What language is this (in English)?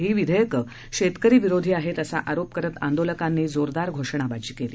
Marathi